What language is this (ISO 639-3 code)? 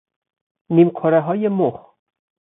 fas